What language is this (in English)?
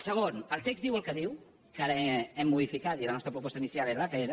Catalan